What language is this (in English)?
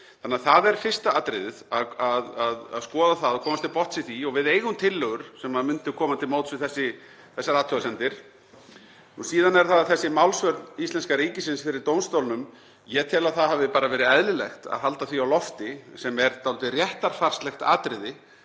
Icelandic